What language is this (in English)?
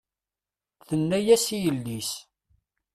Kabyle